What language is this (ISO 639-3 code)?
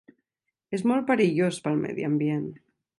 cat